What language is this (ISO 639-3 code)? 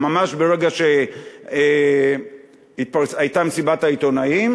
heb